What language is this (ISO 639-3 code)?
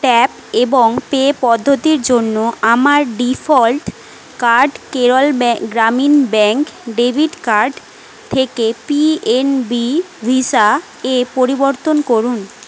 ben